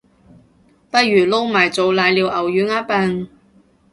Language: Cantonese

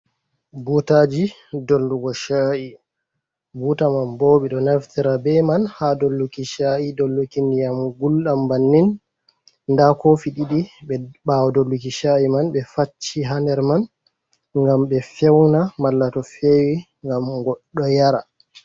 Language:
Fula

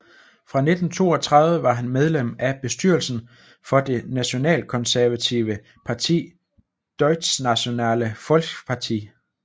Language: Danish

